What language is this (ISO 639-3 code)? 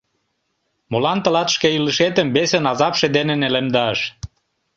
chm